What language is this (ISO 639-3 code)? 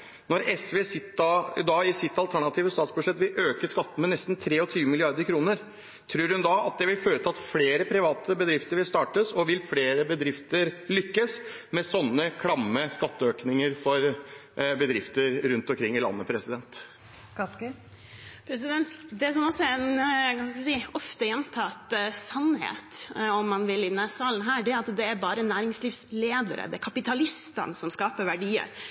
nob